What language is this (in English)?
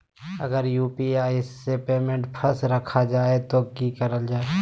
Magahi